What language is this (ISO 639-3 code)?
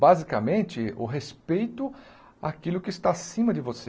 por